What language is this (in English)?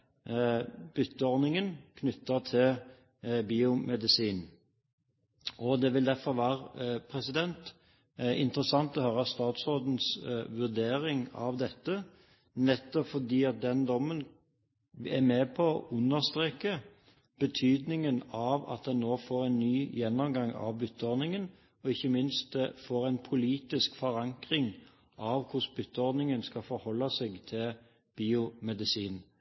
Norwegian Bokmål